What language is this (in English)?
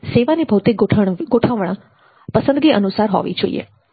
Gujarati